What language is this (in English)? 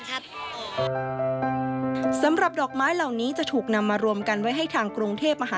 Thai